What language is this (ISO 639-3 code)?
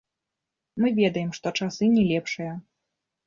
bel